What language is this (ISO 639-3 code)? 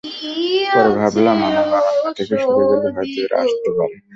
ben